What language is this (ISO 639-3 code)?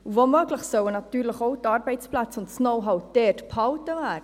gsw